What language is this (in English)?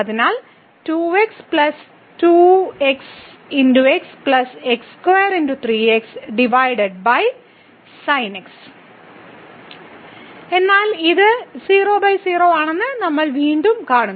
Malayalam